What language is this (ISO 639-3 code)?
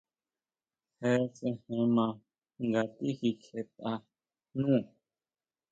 mau